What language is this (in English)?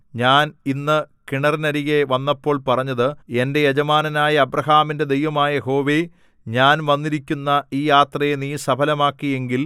Malayalam